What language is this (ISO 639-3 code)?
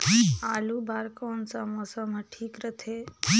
hne